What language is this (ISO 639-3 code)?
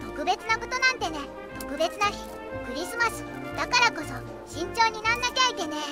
jpn